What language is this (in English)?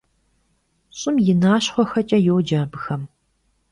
Kabardian